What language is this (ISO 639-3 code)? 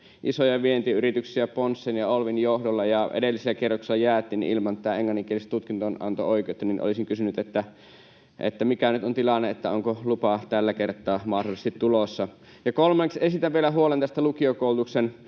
fin